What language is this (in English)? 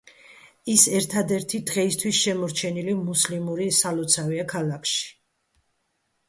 Georgian